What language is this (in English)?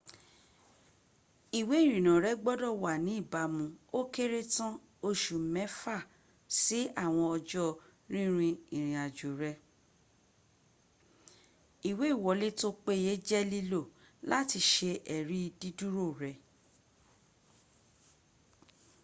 Yoruba